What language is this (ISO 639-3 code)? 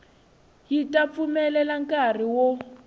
tso